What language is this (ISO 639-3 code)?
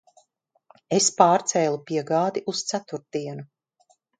lav